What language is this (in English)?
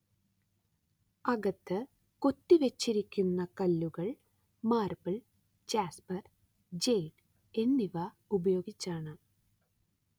Malayalam